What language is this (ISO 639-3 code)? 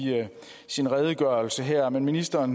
dan